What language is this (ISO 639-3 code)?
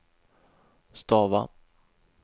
swe